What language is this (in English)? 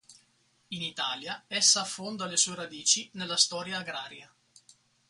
Italian